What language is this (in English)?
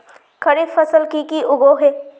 Magahi